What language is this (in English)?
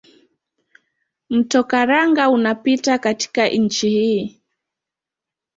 Swahili